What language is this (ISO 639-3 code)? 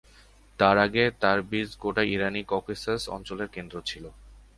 ben